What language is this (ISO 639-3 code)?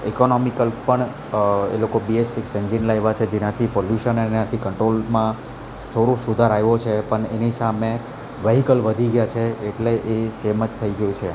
guj